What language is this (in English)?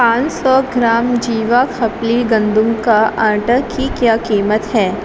Urdu